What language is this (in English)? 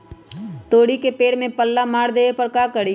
Magahi